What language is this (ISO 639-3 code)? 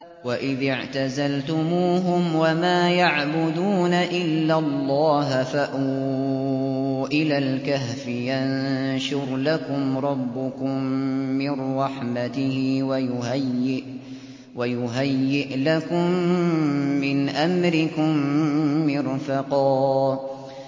ara